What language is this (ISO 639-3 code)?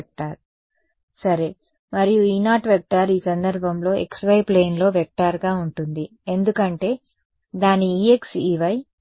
tel